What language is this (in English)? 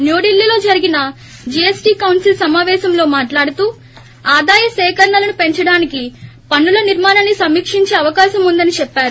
Telugu